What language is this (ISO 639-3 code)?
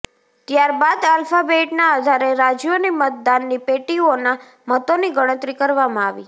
guj